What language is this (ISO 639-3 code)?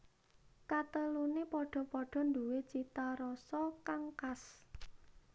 jav